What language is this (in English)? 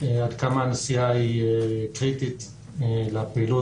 Hebrew